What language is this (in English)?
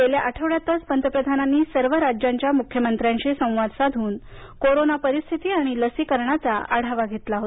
Marathi